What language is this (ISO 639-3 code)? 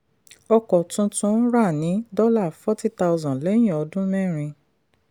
yor